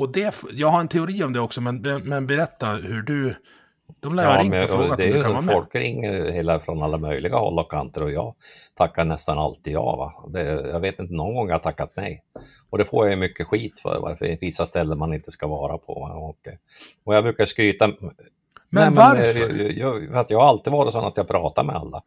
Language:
Swedish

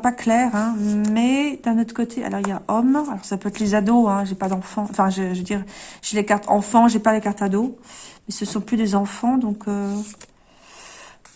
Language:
French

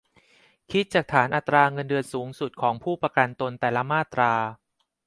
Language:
Thai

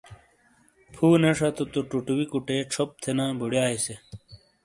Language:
Shina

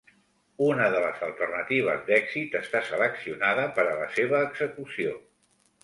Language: Catalan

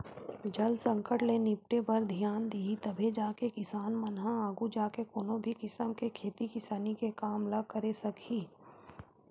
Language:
Chhattisgarhi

